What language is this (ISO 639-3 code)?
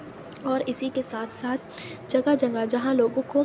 urd